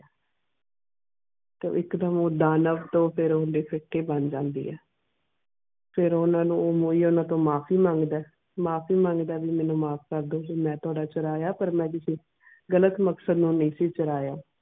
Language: Punjabi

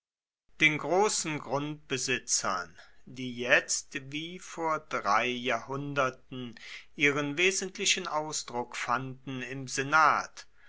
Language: German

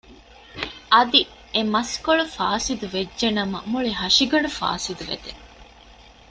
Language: Divehi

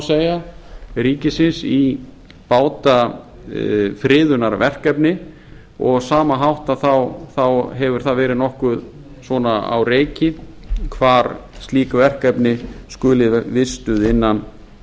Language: Icelandic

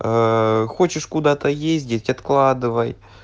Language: Russian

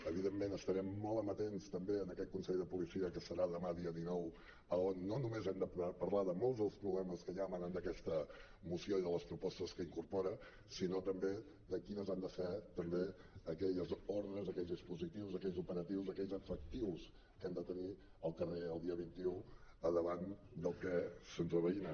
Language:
Catalan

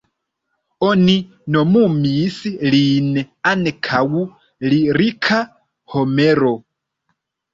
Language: Esperanto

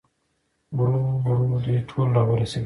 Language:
Pashto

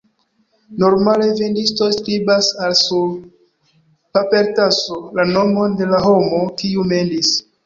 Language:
Esperanto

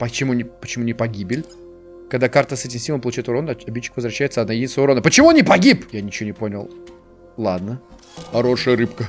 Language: Russian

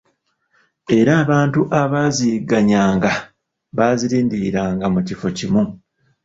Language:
Ganda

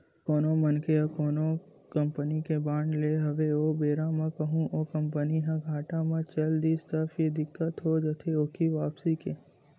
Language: Chhattisgarhi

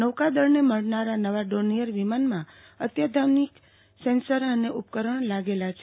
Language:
Gujarati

